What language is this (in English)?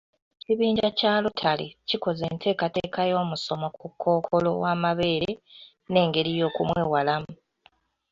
Ganda